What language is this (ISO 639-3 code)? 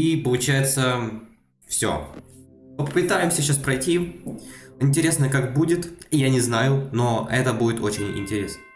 rus